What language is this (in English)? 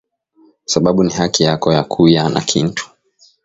Swahili